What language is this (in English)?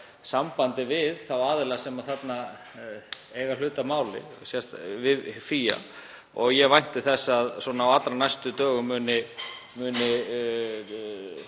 Icelandic